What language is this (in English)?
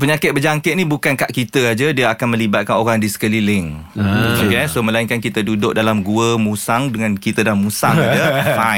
Malay